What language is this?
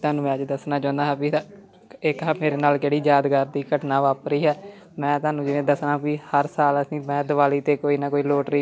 Punjabi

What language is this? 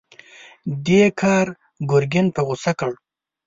Pashto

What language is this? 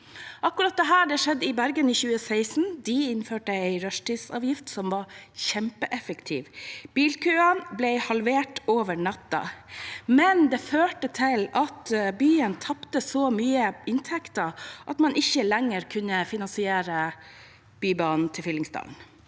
Norwegian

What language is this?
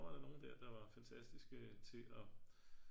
Danish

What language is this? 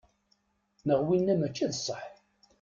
Kabyle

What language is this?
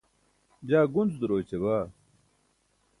Burushaski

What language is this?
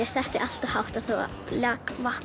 Icelandic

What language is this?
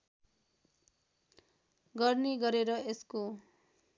Nepali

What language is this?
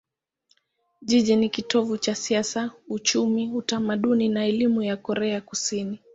Swahili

